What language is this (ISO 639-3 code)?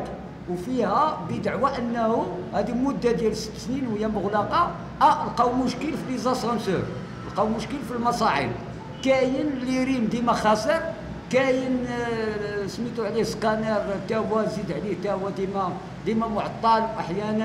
ara